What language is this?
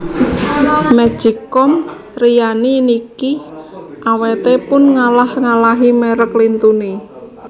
Javanese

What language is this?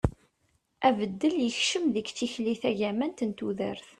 Kabyle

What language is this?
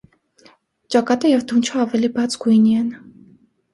Armenian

